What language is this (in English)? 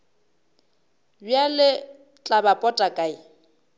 Northern Sotho